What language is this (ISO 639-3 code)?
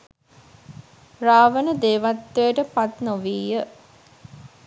sin